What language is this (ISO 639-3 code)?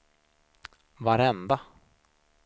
swe